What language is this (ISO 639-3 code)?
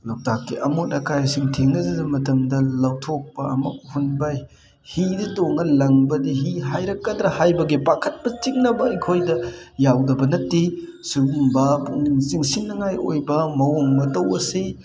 mni